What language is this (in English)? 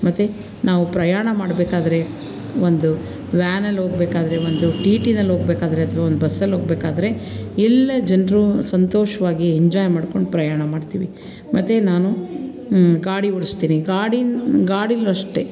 Kannada